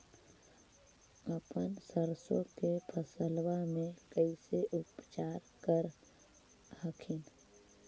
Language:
Magahi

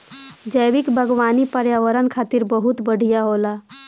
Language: Bhojpuri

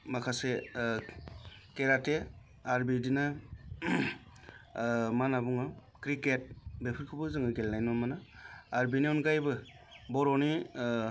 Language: Bodo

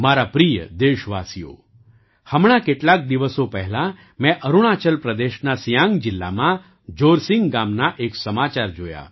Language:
Gujarati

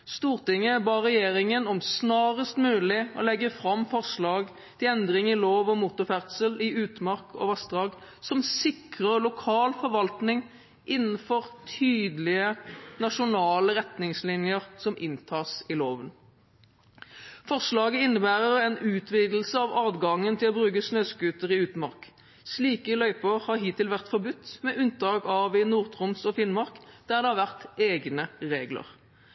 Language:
Norwegian Bokmål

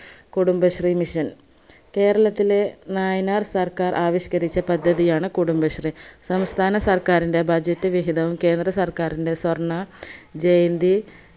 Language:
Malayalam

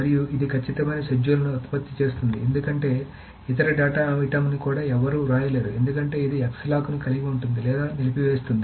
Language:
Telugu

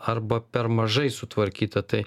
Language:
Lithuanian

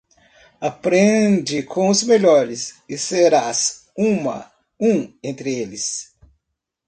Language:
Portuguese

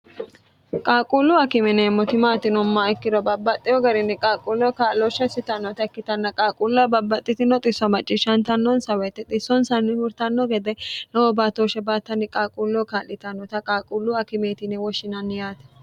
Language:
Sidamo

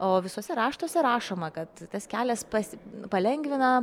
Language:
Lithuanian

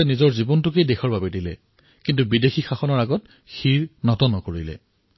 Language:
Assamese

